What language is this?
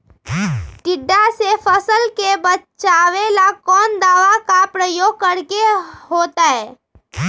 Magahi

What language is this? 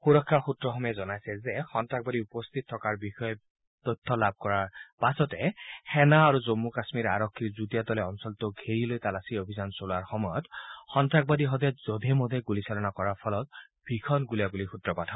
Assamese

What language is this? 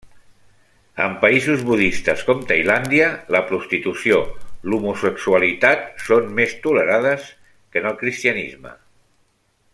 Catalan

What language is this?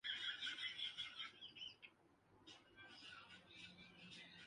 Urdu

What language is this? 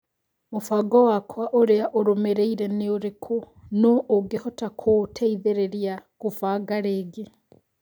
Kikuyu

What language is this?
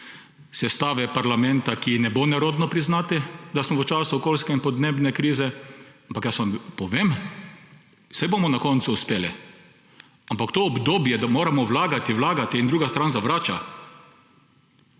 Slovenian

